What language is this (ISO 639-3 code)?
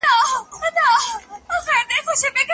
pus